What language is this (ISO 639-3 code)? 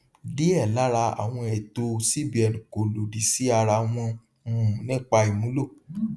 yor